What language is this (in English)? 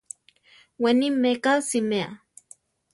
Central Tarahumara